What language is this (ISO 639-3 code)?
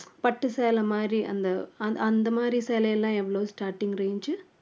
tam